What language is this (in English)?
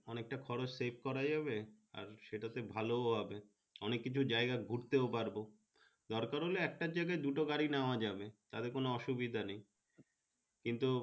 Bangla